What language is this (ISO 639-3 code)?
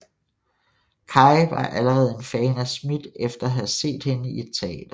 dan